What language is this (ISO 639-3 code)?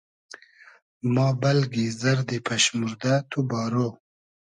haz